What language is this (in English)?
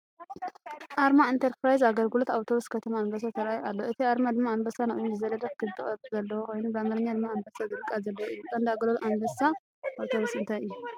Tigrinya